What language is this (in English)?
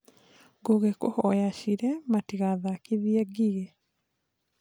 Kikuyu